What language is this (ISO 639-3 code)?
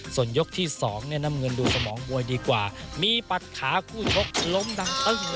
tha